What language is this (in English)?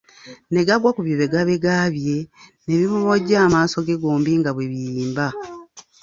Ganda